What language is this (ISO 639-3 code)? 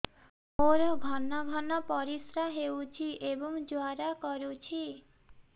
ori